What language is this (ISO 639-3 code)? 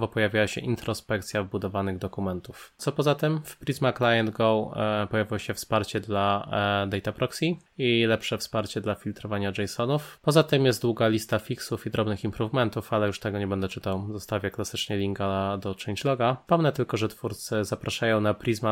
pol